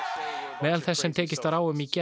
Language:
Icelandic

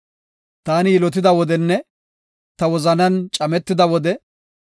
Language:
Gofa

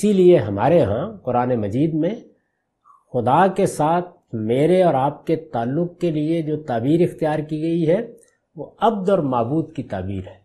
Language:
Urdu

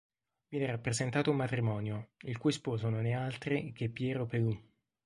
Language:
Italian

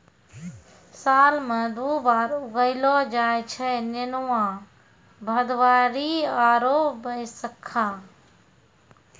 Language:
Maithili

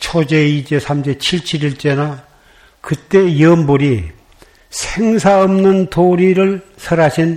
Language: Korean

